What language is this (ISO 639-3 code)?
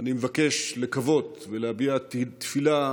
heb